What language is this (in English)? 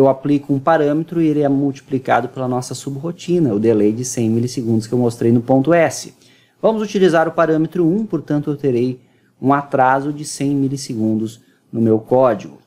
Portuguese